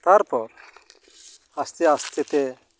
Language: Santali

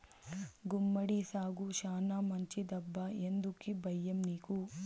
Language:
Telugu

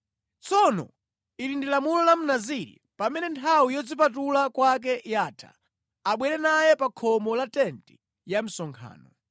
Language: Nyanja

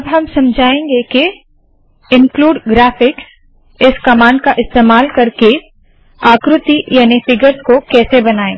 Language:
Hindi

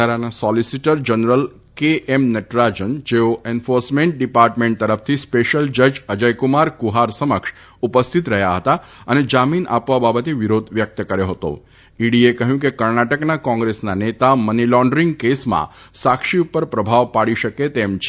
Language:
Gujarati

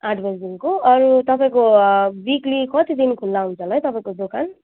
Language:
Nepali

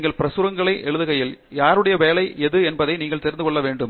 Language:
Tamil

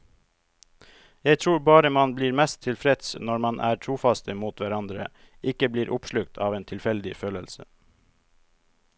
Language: Norwegian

